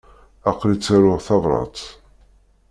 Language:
Kabyle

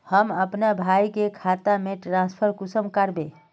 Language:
Magahi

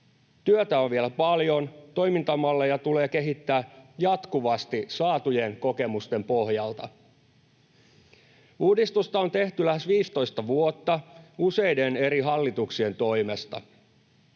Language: Finnish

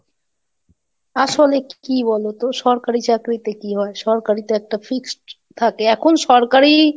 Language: Bangla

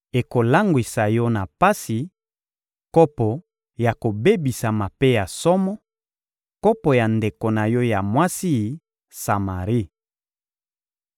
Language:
Lingala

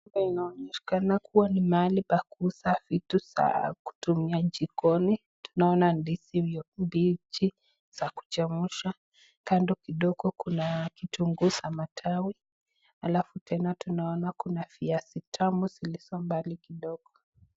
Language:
Swahili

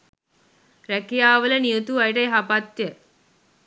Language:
Sinhala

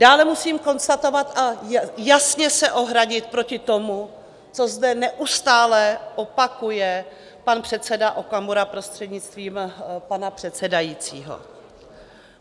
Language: Czech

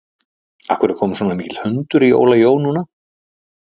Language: Icelandic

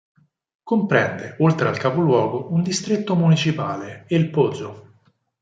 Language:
Italian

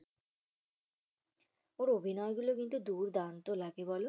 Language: Bangla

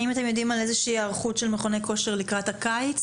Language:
Hebrew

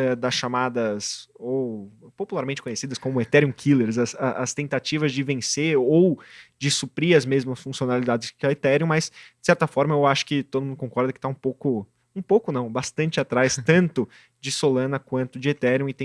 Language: Portuguese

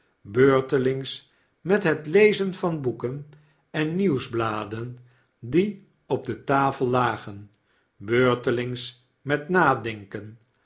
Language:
Dutch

